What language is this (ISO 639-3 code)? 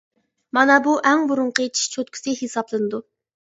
uig